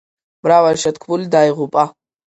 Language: Georgian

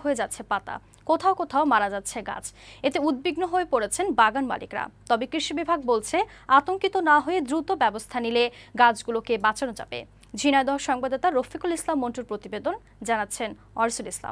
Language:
Turkish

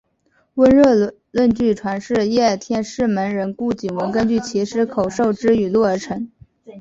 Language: Chinese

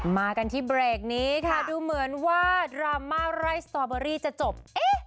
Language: Thai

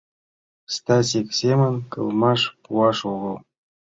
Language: Mari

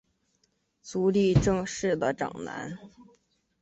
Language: Chinese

